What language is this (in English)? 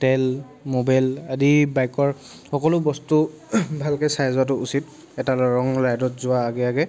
Assamese